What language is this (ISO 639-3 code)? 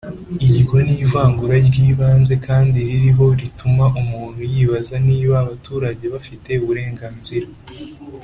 kin